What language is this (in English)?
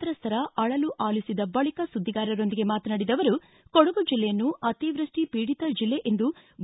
Kannada